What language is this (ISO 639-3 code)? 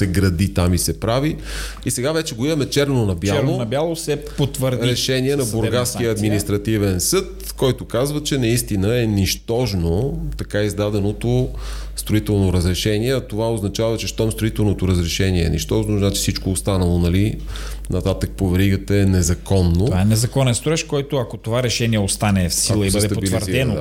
bul